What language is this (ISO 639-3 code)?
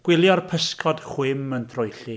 cym